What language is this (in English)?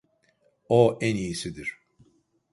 Turkish